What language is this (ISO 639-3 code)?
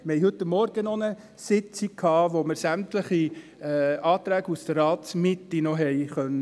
gsw